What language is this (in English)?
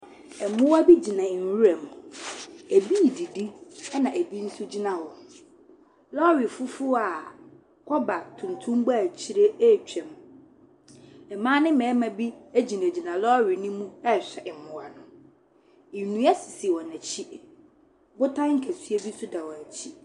Akan